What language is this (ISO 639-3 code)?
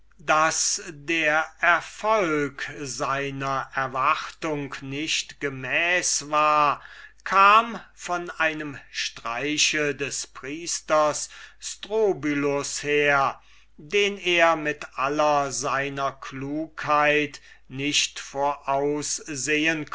deu